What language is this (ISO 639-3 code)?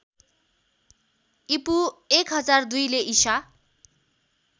nep